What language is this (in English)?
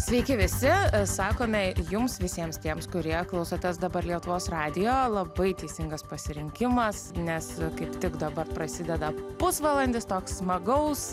Lithuanian